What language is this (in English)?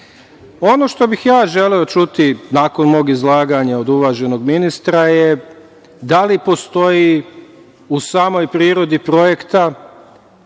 Serbian